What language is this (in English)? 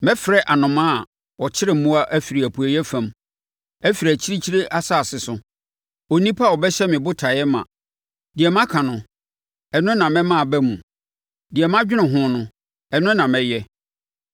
Akan